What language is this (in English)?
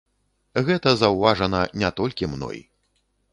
Belarusian